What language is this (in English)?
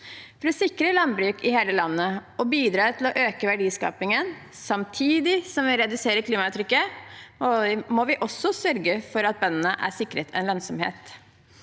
Norwegian